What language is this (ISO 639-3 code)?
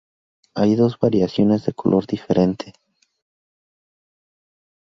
spa